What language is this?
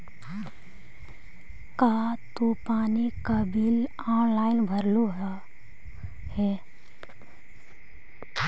Magahi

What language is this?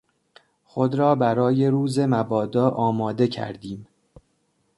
Persian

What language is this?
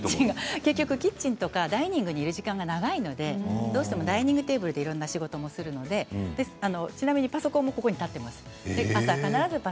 Japanese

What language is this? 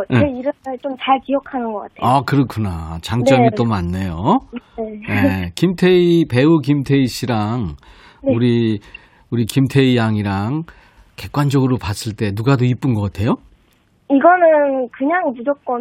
Korean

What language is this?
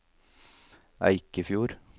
Norwegian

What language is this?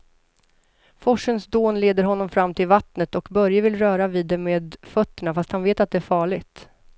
Swedish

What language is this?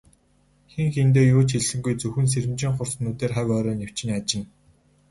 Mongolian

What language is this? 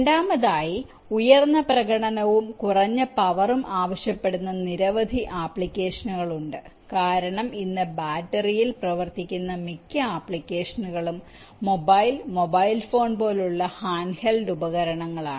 Malayalam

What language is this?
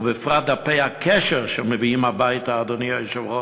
Hebrew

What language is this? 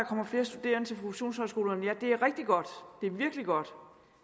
Danish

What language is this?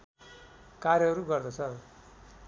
Nepali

